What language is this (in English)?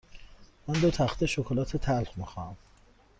Persian